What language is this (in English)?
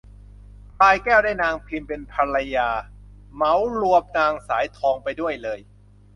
Thai